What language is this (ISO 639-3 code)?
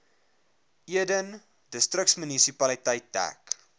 afr